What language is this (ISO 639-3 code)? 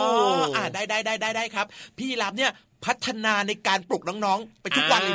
tha